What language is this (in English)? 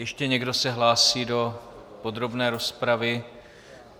Czech